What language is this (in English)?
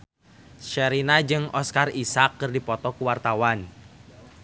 Sundanese